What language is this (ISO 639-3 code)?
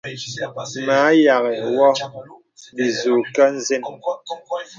beb